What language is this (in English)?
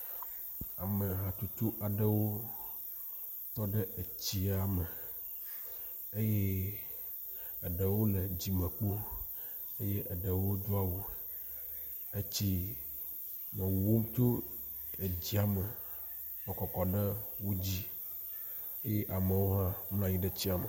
Ewe